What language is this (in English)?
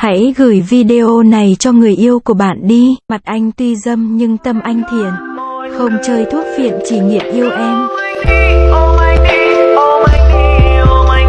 Vietnamese